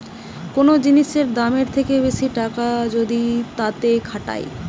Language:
Bangla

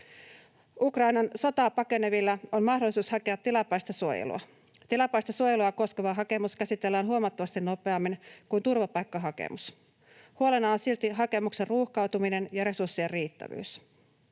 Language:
Finnish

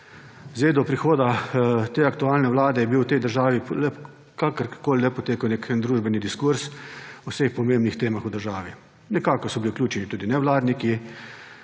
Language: Slovenian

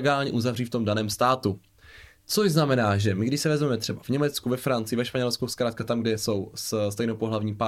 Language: Czech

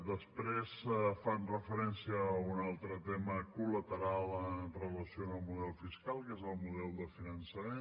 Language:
Catalan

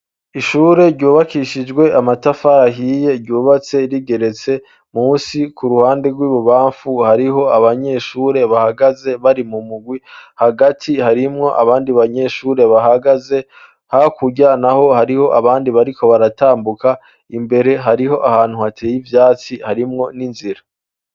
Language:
Rundi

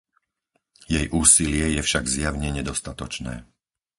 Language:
Slovak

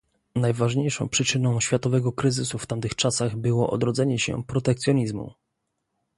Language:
Polish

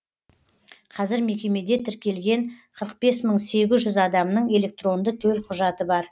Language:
Kazakh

